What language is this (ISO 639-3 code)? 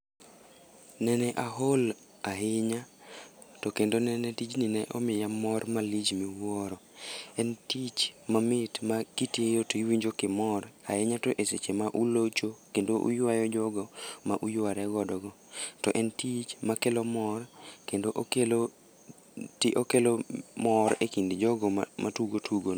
luo